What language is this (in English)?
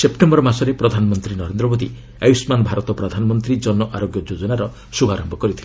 Odia